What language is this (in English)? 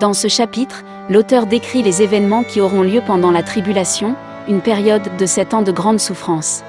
French